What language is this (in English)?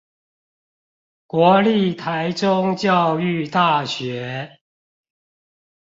Chinese